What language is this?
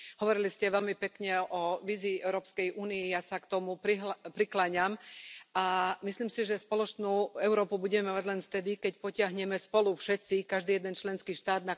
Slovak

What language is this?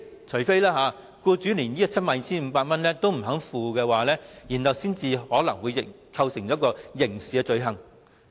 Cantonese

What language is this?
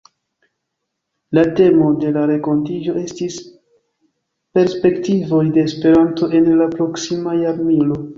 Esperanto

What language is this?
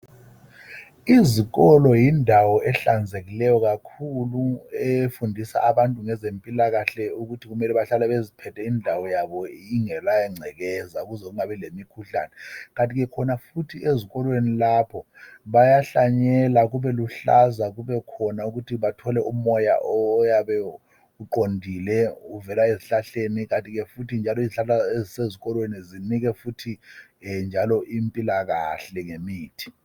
North Ndebele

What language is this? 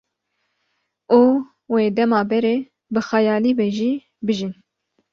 Kurdish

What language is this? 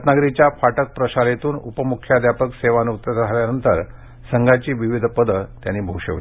Marathi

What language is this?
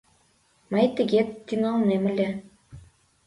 Mari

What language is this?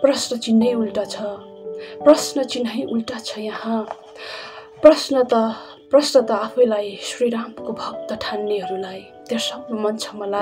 Romanian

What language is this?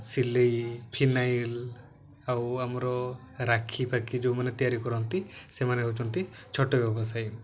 Odia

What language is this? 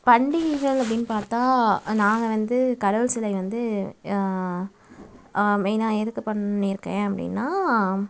Tamil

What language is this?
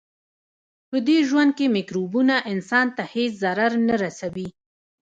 Pashto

